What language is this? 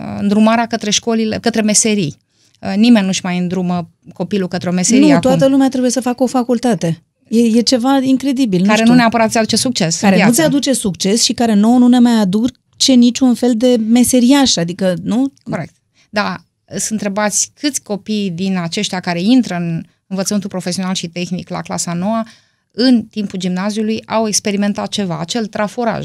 Romanian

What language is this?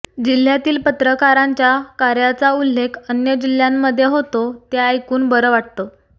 Marathi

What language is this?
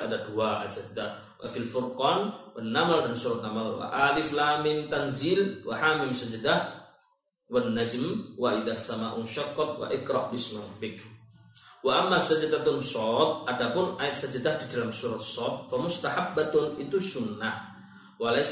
Malay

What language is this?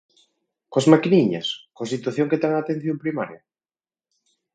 Galician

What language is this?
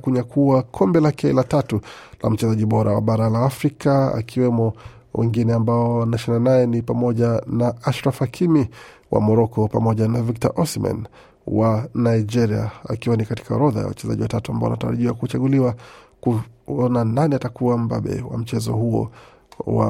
Swahili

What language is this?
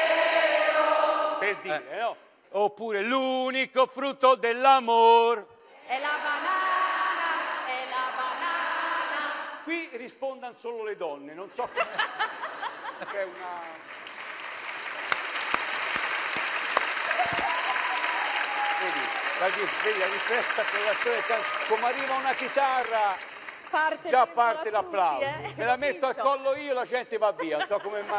Italian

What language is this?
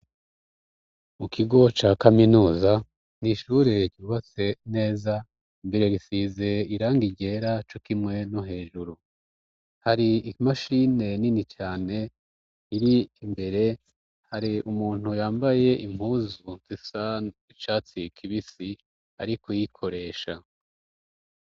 Rundi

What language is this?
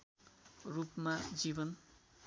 Nepali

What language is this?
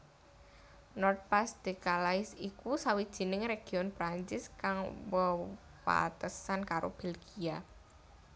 Javanese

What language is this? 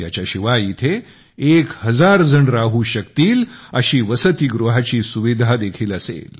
Marathi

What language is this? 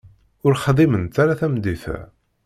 Kabyle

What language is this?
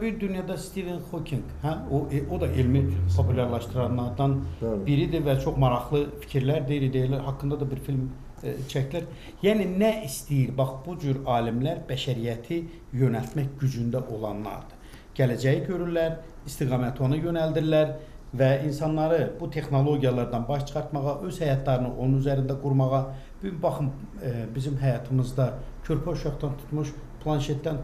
Turkish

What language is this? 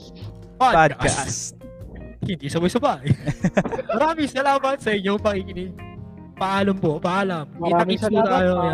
Filipino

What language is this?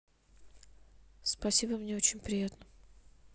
Russian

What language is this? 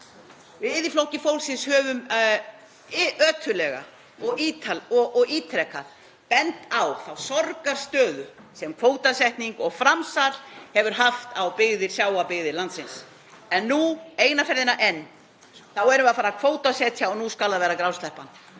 Icelandic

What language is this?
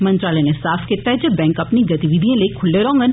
Dogri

